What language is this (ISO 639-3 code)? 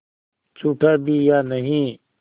hin